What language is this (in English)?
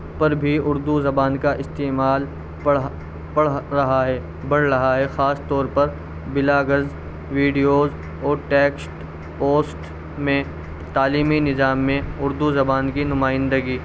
Urdu